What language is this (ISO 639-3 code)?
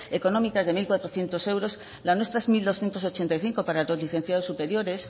spa